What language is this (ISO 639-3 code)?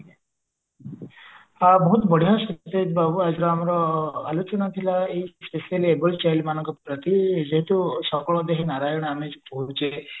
ori